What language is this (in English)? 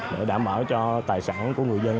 Vietnamese